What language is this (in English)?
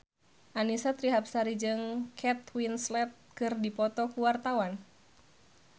Sundanese